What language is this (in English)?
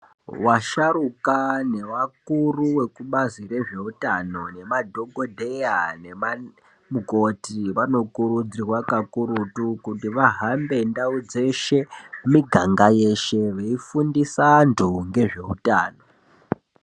Ndau